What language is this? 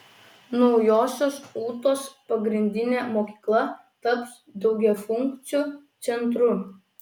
Lithuanian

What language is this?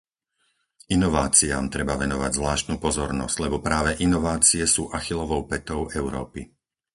Slovak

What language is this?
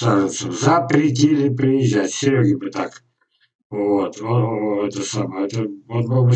Russian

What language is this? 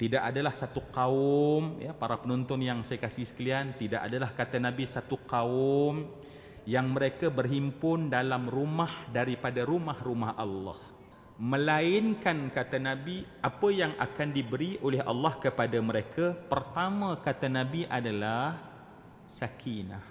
Malay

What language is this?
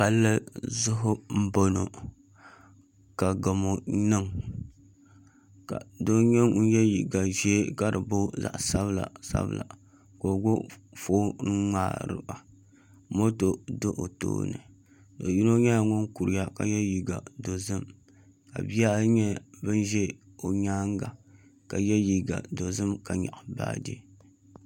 Dagbani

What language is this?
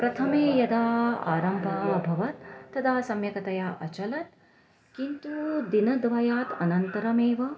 Sanskrit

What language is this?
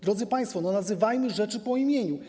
Polish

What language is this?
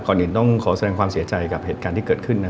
Thai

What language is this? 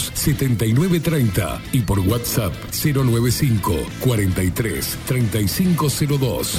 Spanish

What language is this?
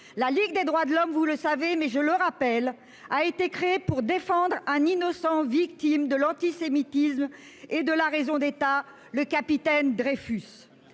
French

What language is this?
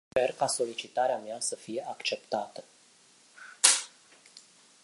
Romanian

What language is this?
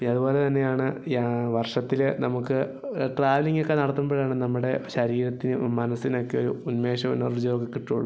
Malayalam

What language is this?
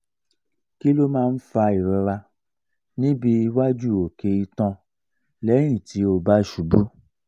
Yoruba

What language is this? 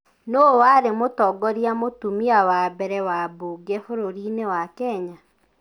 Kikuyu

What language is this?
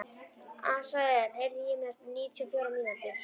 Icelandic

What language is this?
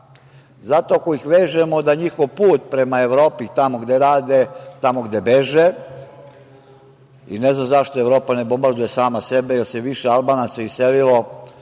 Serbian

